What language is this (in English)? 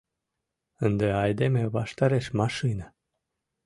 Mari